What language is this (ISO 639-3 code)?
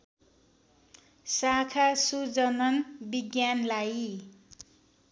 nep